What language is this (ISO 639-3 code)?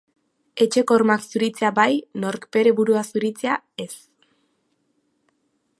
eus